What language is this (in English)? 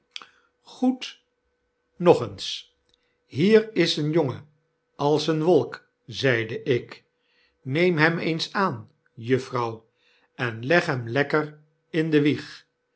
Dutch